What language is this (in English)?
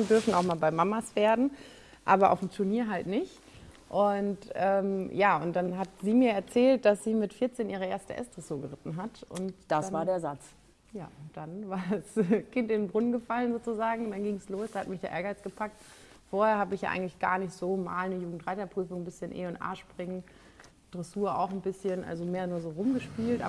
German